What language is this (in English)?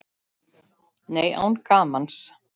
Icelandic